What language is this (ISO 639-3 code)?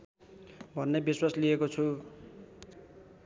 nep